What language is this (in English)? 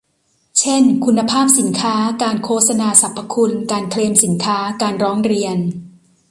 Thai